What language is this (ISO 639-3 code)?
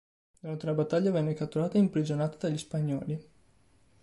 ita